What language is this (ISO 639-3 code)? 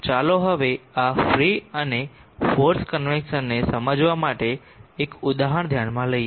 guj